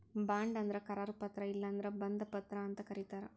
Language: Kannada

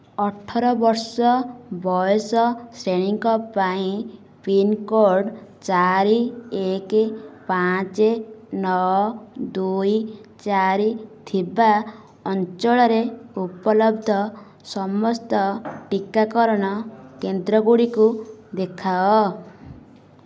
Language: Odia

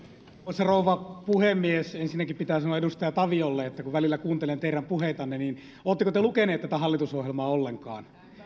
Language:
Finnish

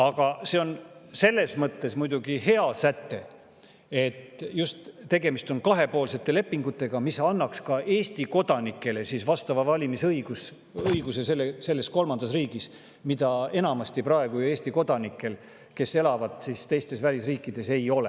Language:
Estonian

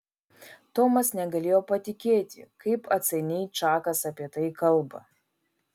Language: Lithuanian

